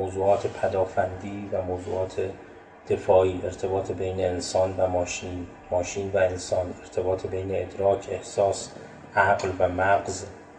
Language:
Persian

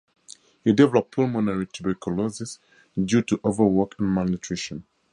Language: English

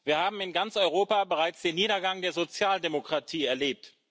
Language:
German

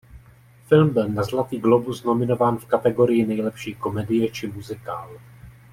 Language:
Czech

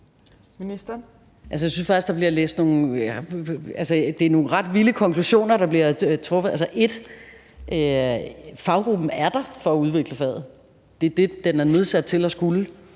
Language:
Danish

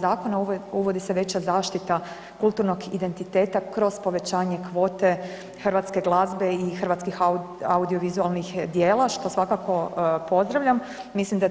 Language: Croatian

